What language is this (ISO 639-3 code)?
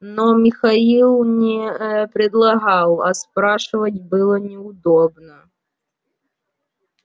rus